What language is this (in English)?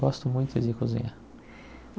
Portuguese